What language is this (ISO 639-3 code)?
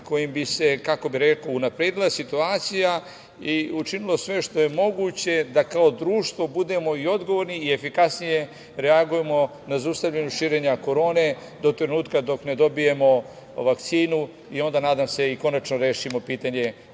srp